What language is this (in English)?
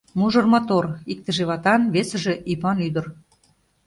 Mari